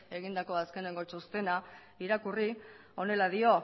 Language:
Basque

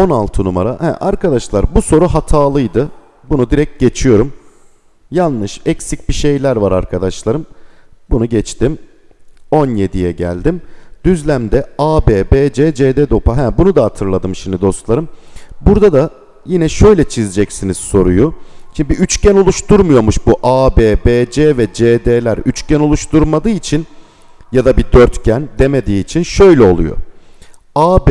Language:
Turkish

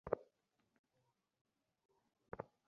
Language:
Bangla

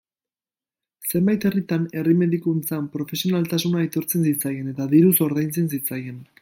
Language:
Basque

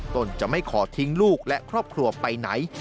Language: Thai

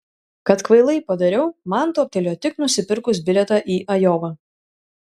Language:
Lithuanian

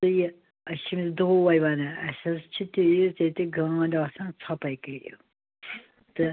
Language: Kashmiri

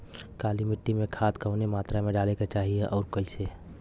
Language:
Bhojpuri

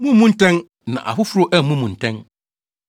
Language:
Akan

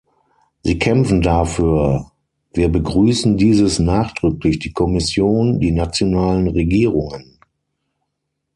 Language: German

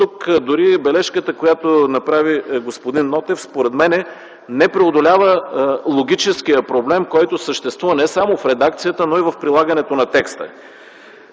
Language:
Bulgarian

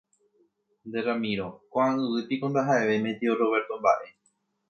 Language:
Guarani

